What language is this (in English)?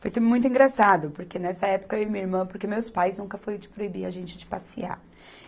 Portuguese